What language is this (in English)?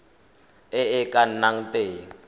Tswana